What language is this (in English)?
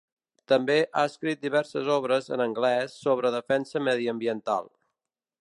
Catalan